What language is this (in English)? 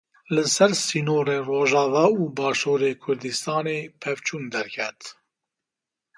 Kurdish